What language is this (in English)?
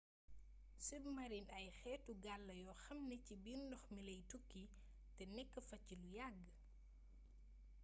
Wolof